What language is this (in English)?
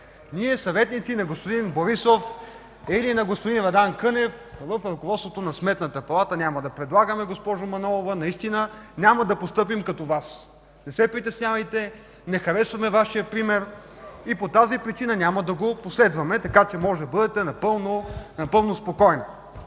Bulgarian